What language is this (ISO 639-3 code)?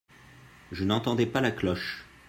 fra